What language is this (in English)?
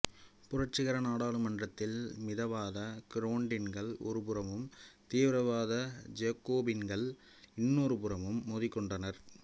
Tamil